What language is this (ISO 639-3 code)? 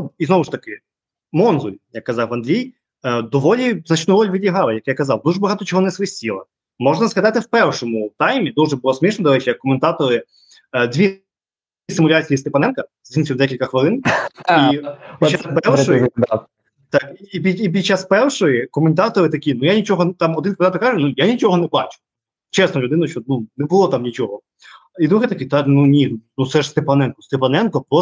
ukr